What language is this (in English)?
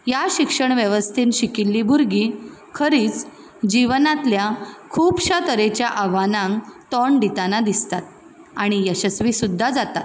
Konkani